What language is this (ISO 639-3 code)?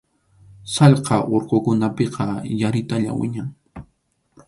qxu